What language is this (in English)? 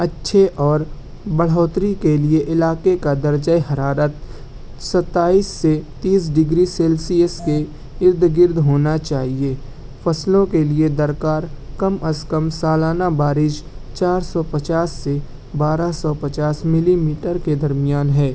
Urdu